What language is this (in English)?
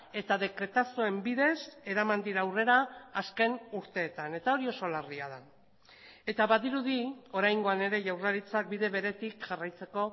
Basque